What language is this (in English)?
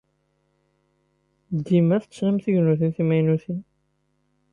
Kabyle